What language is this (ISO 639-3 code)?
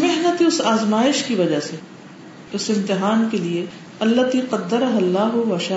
urd